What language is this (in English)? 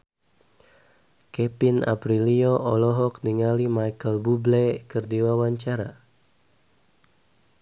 Sundanese